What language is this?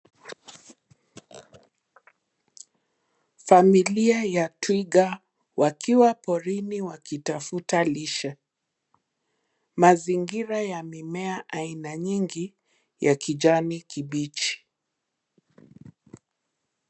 Swahili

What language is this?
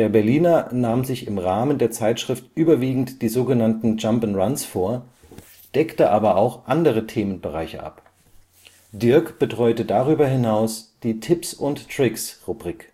German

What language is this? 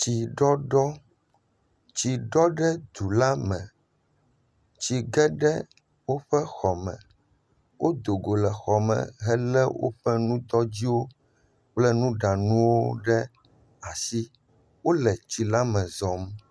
Ewe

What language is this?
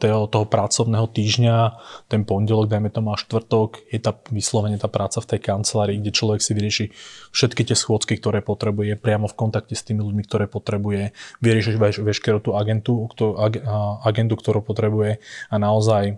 Slovak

